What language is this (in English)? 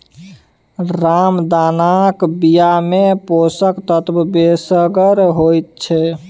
Maithili